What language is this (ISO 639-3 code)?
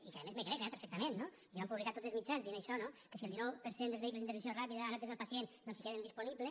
cat